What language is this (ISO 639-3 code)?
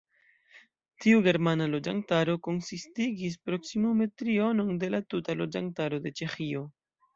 epo